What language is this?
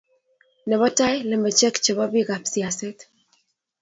Kalenjin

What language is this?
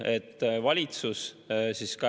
Estonian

